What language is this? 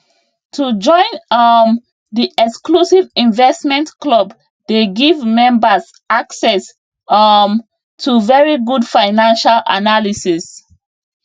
Nigerian Pidgin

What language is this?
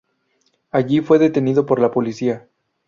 Spanish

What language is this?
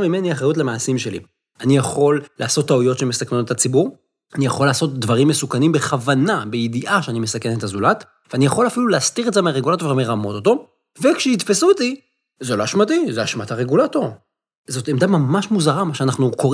Hebrew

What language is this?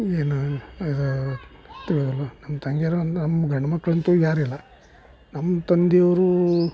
Kannada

